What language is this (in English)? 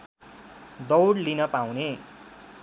Nepali